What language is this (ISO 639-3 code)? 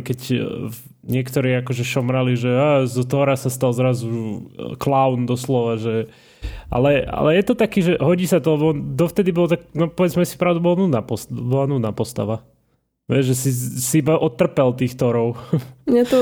slk